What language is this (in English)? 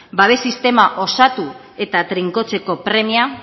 Basque